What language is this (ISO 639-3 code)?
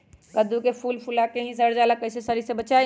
mag